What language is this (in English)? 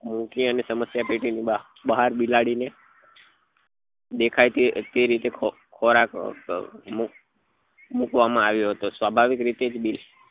Gujarati